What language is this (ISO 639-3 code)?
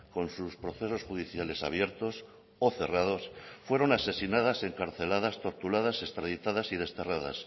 spa